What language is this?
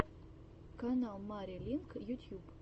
Russian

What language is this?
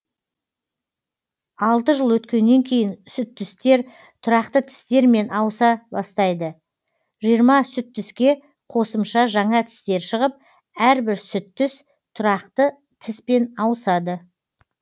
Kazakh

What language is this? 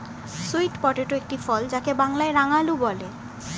Bangla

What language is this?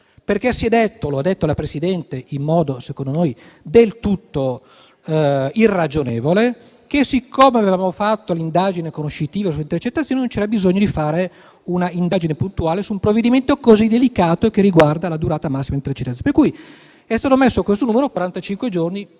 Italian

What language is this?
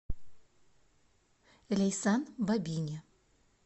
Russian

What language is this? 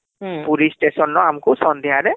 Odia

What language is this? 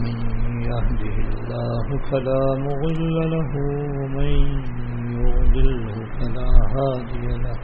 Urdu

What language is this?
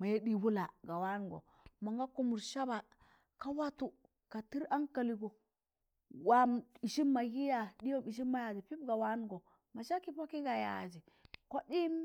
Tangale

